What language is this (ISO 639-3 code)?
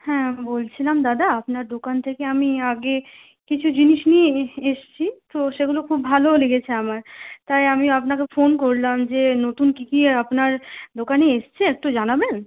ben